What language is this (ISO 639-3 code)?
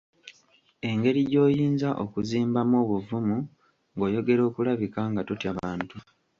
lug